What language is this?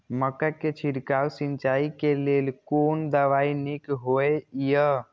Maithili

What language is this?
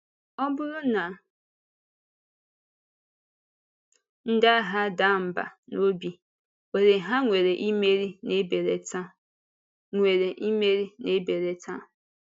Igbo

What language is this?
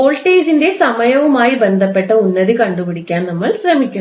Malayalam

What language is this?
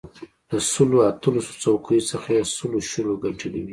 Pashto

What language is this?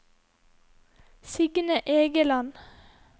Norwegian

